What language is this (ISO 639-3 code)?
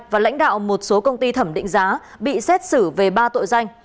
vie